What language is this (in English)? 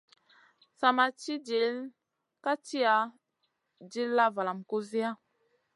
Masana